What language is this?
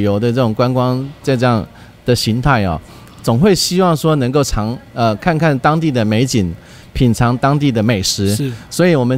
Chinese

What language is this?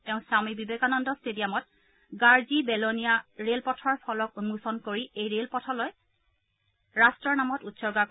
Assamese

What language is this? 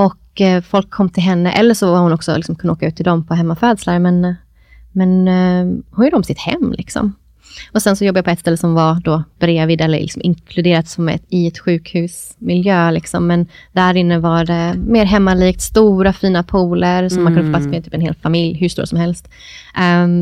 Swedish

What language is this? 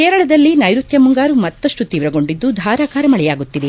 Kannada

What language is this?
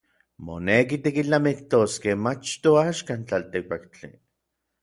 Orizaba Nahuatl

